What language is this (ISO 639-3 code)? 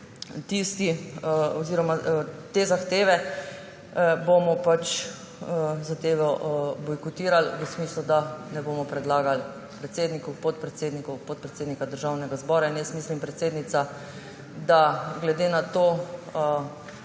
slv